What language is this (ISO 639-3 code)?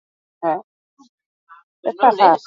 eus